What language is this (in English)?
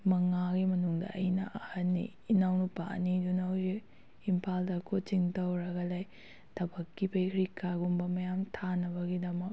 Manipuri